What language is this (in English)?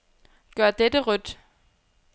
Danish